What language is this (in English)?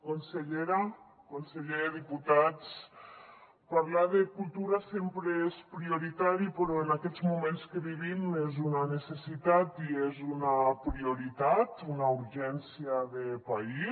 Catalan